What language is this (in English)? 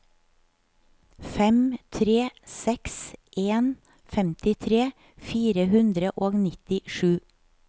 Norwegian